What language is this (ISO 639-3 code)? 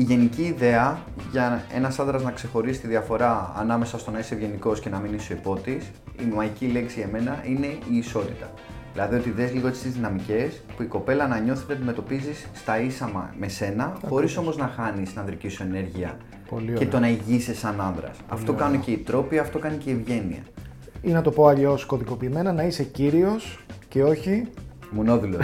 ell